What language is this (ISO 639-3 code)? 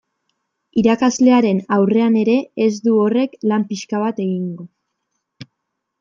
eus